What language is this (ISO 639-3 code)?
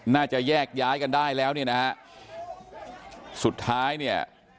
tha